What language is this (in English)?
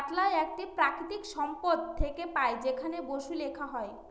Bangla